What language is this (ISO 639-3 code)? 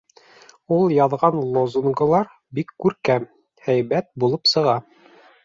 bak